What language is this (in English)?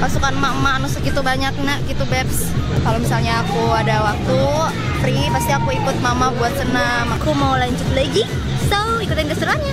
Indonesian